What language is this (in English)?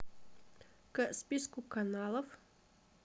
Russian